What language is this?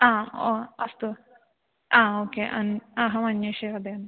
Sanskrit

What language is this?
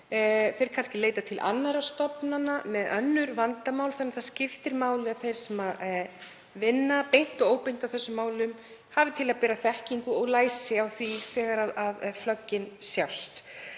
Icelandic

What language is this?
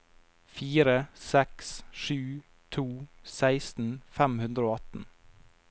Norwegian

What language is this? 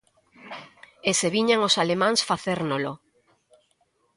Galician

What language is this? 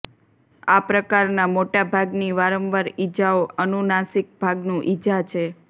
Gujarati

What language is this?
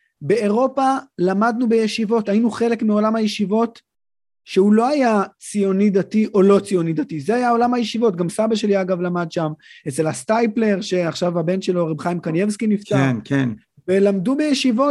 Hebrew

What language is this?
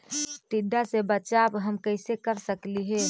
Magahi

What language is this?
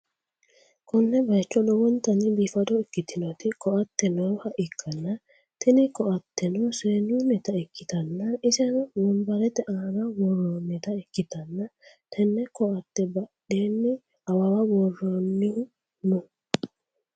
Sidamo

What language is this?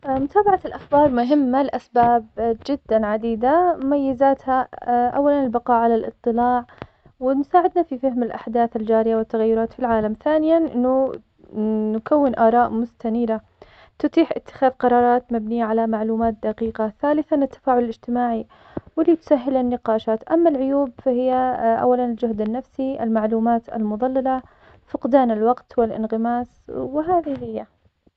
Omani Arabic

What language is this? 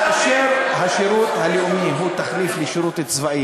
Hebrew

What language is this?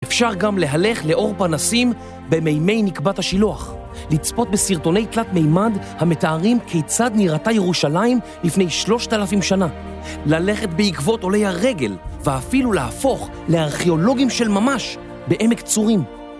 Hebrew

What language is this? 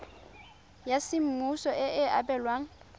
Tswana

